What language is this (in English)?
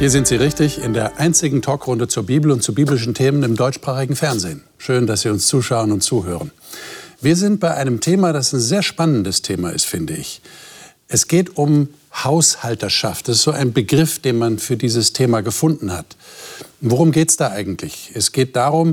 German